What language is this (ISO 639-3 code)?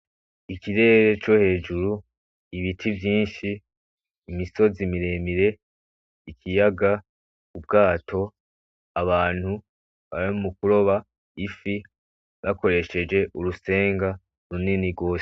run